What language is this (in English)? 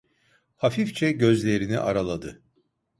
Turkish